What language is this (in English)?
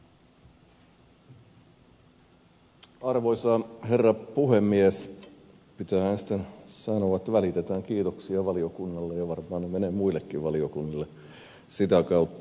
Finnish